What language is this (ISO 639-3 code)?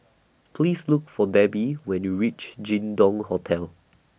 eng